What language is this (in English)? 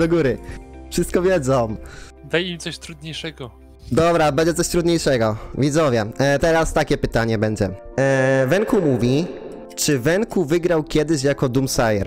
Polish